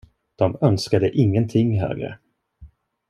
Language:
Swedish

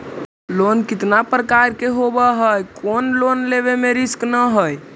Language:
Magahi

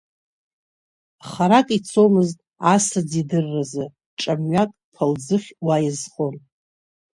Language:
Abkhazian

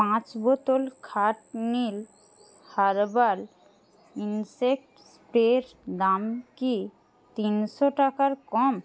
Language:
Bangla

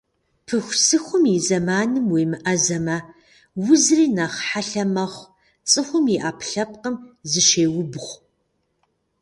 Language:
Kabardian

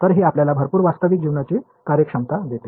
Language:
Marathi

